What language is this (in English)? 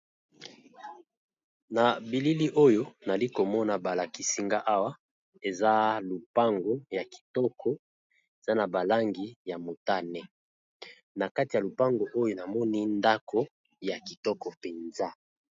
Lingala